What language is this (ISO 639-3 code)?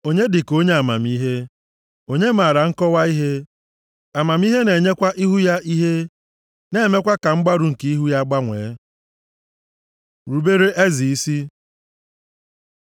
ibo